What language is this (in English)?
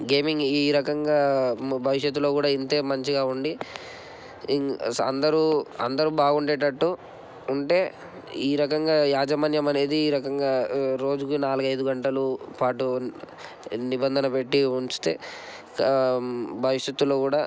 Telugu